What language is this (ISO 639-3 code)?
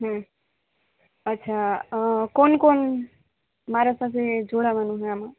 guj